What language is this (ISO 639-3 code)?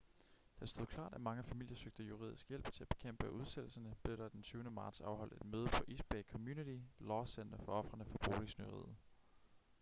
dan